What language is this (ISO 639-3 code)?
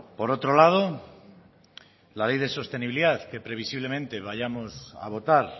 spa